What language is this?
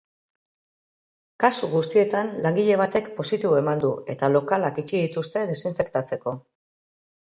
Basque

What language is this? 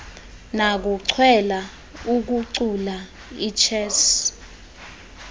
Xhosa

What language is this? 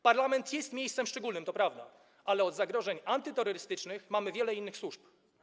Polish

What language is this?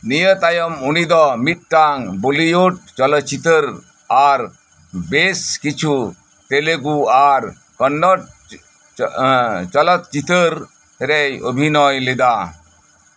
Santali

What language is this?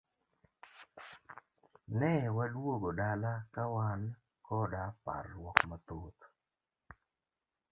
Luo (Kenya and Tanzania)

